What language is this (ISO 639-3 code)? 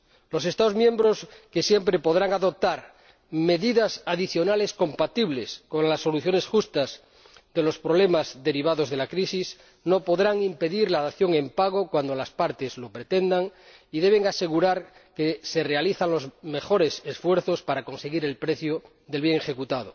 spa